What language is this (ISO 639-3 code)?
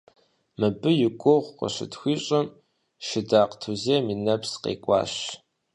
kbd